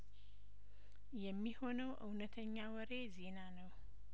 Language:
Amharic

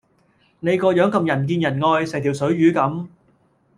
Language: Cantonese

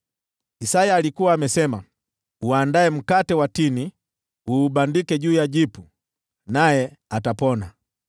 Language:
Swahili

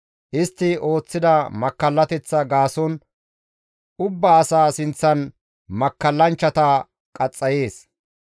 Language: Gamo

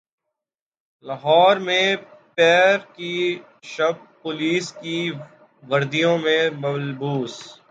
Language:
Urdu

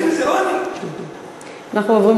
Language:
Hebrew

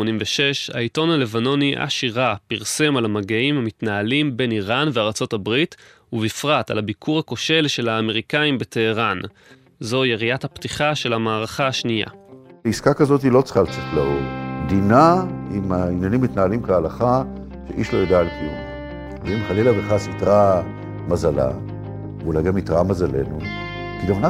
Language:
Hebrew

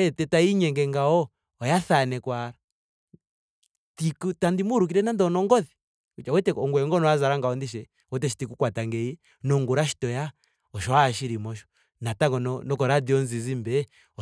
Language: Ndonga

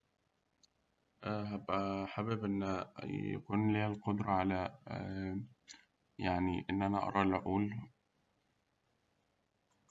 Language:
Egyptian Arabic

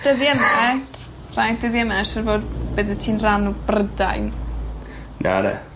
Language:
Welsh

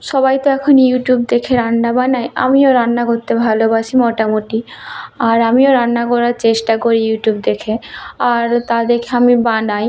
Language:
Bangla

